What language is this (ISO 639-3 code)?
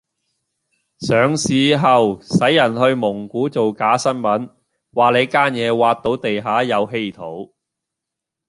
yue